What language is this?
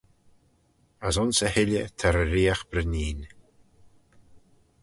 Manx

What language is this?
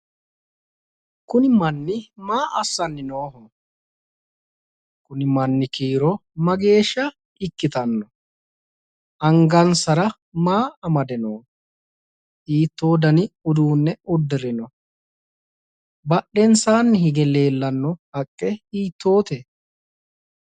Sidamo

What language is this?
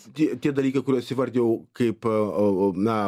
Lithuanian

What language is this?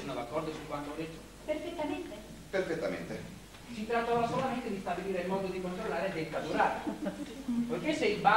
Italian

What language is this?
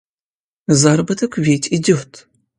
Russian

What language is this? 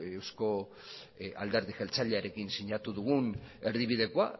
Basque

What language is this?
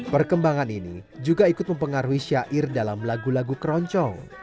Indonesian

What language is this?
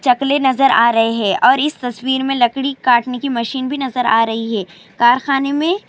Urdu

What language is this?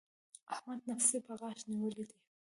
Pashto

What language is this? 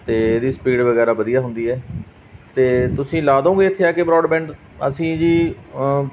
Punjabi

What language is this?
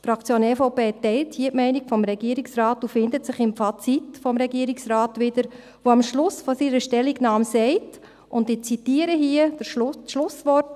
Swiss German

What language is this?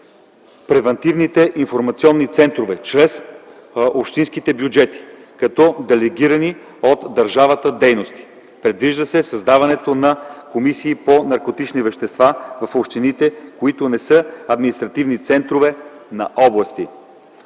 Bulgarian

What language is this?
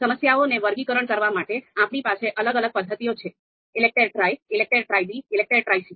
Gujarati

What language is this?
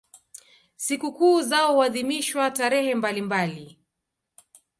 Swahili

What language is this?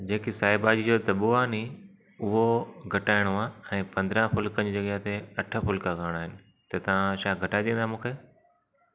Sindhi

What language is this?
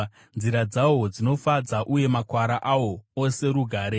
Shona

